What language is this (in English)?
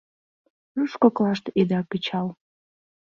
Mari